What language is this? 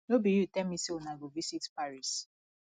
Nigerian Pidgin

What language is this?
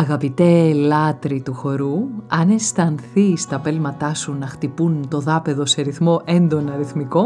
Greek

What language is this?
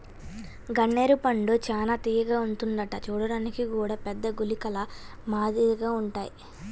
Telugu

